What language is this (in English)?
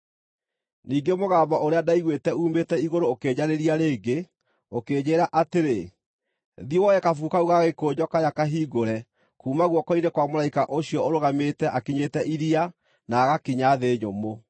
Kikuyu